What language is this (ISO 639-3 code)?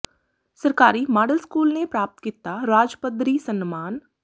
pan